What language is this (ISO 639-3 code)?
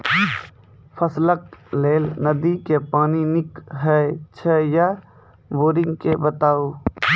mai